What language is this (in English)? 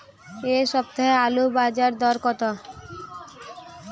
Bangla